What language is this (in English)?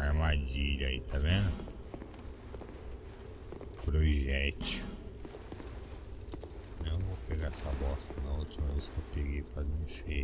Portuguese